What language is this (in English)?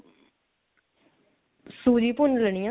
Punjabi